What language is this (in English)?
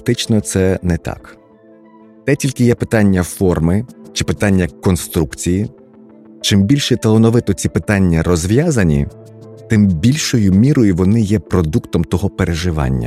Ukrainian